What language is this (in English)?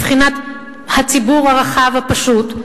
Hebrew